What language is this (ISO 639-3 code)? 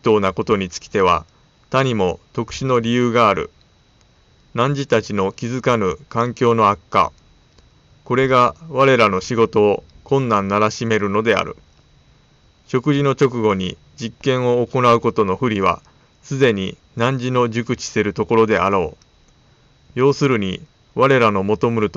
jpn